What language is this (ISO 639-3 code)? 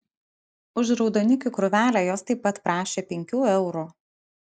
lit